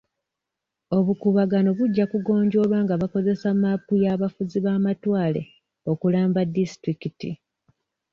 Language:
Ganda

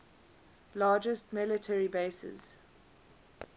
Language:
English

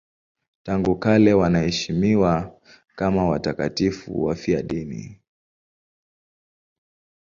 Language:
Swahili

